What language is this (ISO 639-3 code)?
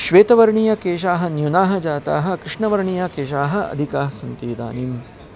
san